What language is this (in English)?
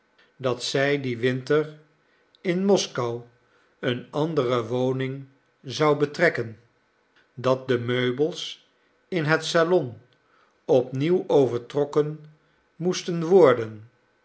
Dutch